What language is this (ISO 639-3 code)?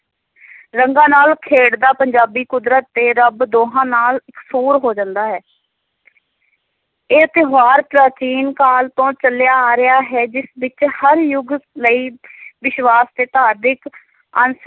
pan